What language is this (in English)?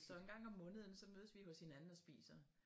Danish